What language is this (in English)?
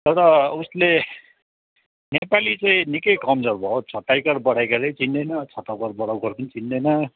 Nepali